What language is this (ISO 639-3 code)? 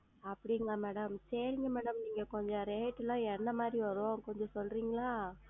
tam